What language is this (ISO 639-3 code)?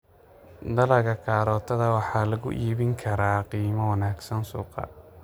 som